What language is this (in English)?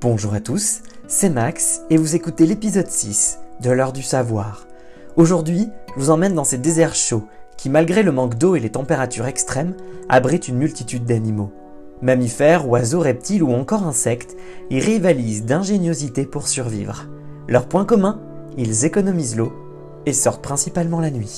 French